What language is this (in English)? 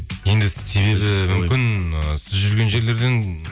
Kazakh